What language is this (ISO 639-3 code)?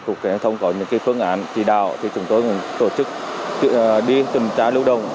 vie